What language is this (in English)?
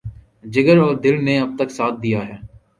Urdu